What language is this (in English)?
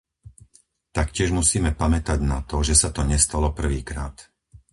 Slovak